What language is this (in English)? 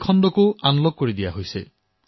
Assamese